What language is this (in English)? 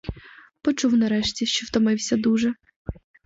Ukrainian